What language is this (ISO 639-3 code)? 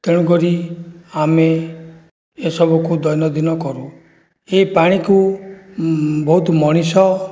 ori